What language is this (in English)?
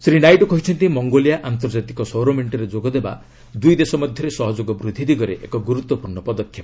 Odia